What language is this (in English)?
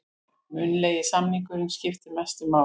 Icelandic